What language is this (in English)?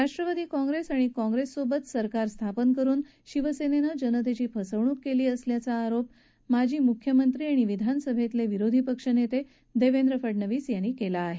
Marathi